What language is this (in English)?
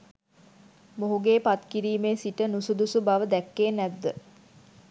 Sinhala